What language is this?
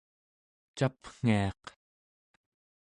Central Yupik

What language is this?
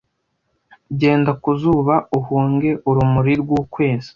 Kinyarwanda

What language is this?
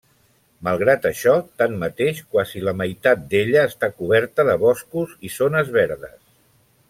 Catalan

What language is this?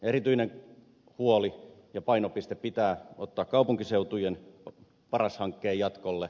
Finnish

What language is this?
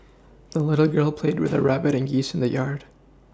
English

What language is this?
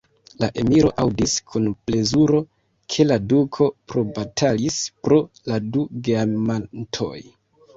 Esperanto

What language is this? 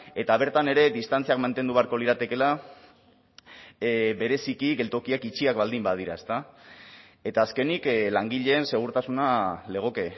Basque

